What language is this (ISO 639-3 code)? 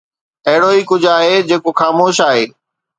snd